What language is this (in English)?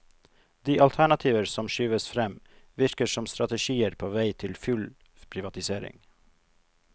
Norwegian